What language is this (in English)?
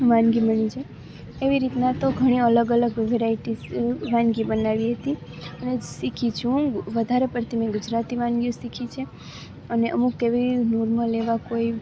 Gujarati